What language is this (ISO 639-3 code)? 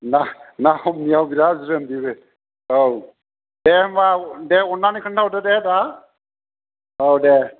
brx